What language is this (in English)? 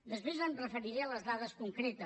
Catalan